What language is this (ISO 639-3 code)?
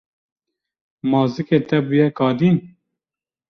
kur